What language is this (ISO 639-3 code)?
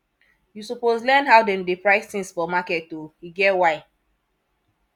pcm